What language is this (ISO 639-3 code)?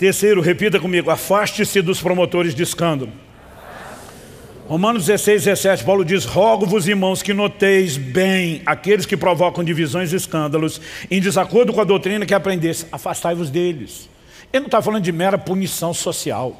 por